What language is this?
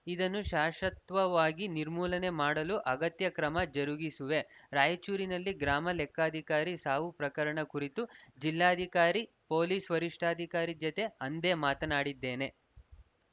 Kannada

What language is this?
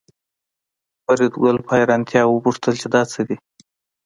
Pashto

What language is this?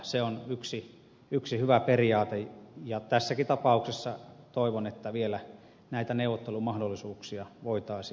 Finnish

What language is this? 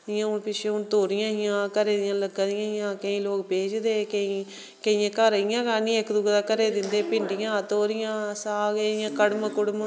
Dogri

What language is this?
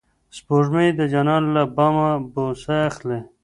Pashto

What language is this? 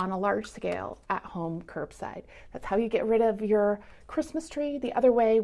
English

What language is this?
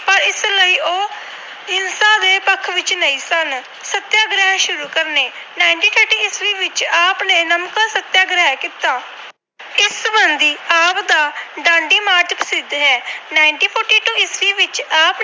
Punjabi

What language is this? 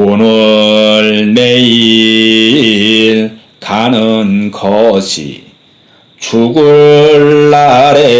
Korean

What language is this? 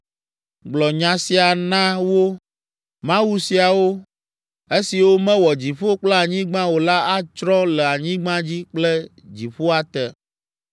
Ewe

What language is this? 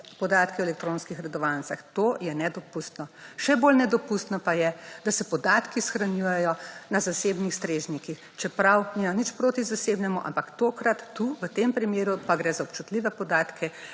Slovenian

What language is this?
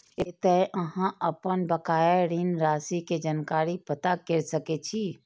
Maithili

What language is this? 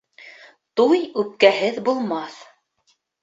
Bashkir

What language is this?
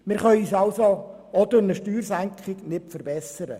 Swiss German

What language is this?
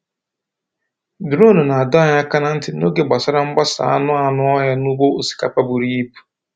Igbo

